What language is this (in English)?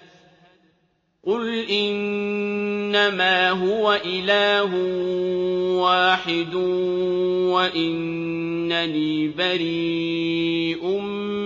Arabic